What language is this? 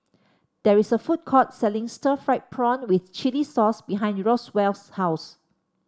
English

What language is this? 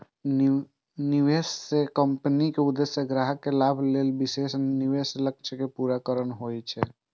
Maithili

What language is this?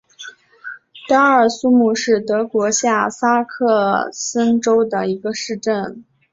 Chinese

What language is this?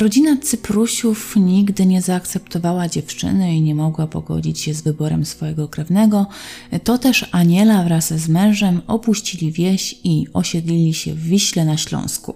Polish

